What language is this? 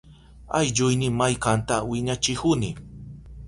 Southern Pastaza Quechua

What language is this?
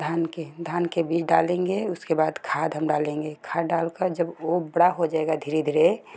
Hindi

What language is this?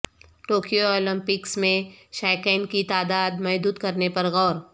Urdu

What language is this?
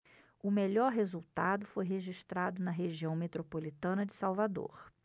Portuguese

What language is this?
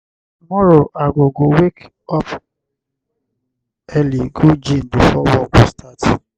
Nigerian Pidgin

